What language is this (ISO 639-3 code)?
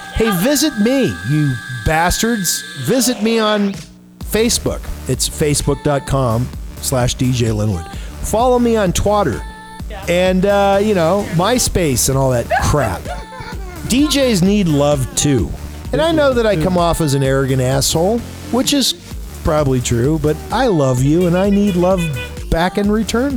eng